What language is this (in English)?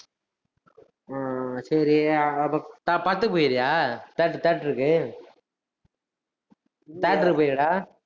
Tamil